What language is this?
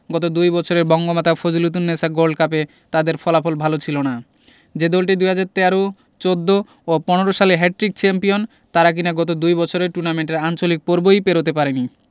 Bangla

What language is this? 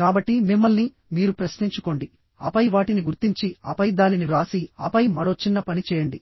Telugu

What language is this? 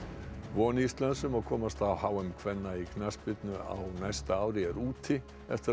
Icelandic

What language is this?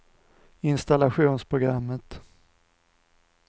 Swedish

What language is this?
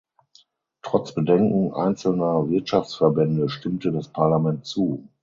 German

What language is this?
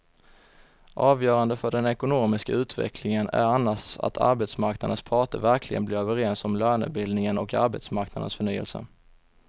Swedish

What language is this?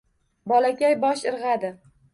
Uzbek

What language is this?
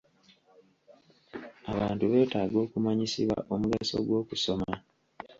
Ganda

